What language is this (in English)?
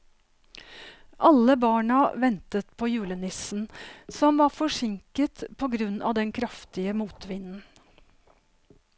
Norwegian